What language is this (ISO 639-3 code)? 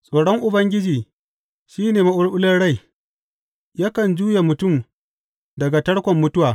hau